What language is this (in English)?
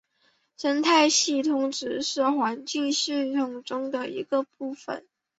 Chinese